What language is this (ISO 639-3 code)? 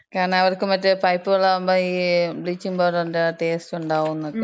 mal